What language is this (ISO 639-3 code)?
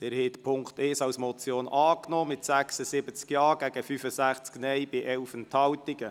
gsw